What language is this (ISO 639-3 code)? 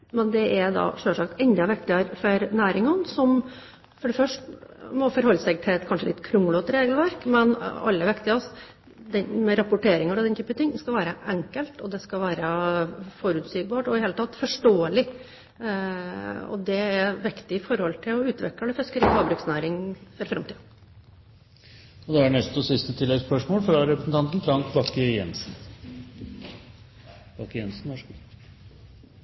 nob